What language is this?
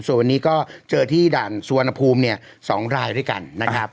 Thai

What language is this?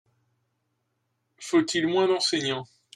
French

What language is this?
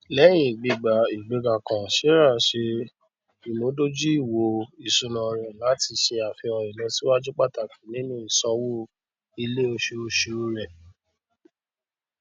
Yoruba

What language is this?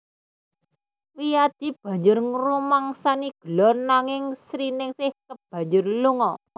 Javanese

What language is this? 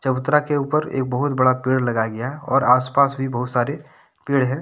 Hindi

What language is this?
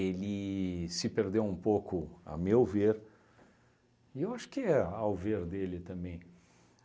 Portuguese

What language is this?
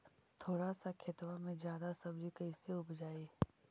Magahi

